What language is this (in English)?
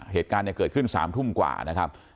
Thai